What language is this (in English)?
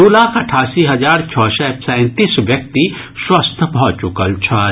Maithili